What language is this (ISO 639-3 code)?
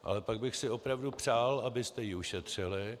ces